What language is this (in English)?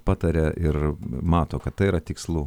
Lithuanian